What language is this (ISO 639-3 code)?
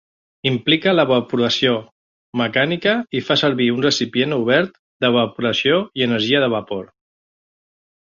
cat